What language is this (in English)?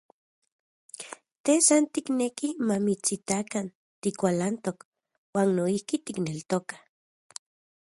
Central Puebla Nahuatl